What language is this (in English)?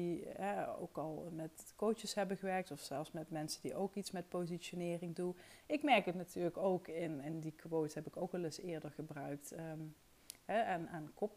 Dutch